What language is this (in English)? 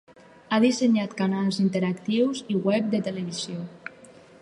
Catalan